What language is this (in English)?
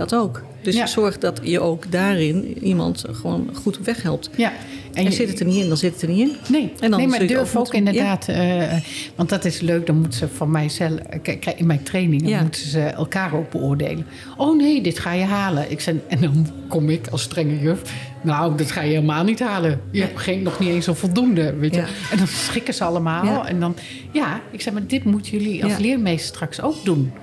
Dutch